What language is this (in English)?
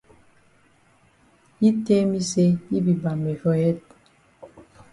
Cameroon Pidgin